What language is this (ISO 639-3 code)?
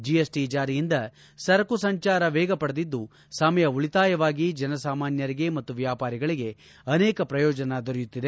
kan